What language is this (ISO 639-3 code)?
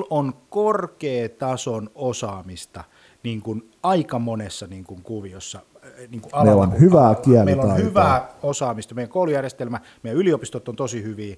fin